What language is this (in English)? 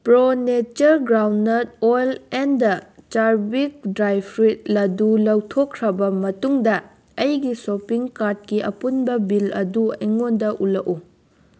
Manipuri